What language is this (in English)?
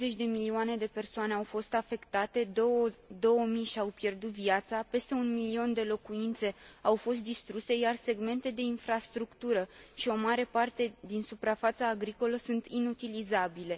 Romanian